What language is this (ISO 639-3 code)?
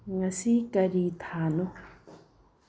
mni